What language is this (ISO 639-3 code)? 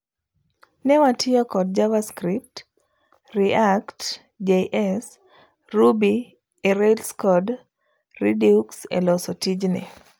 luo